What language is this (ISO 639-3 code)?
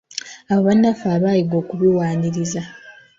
lug